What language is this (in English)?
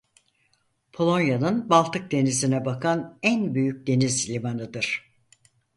Turkish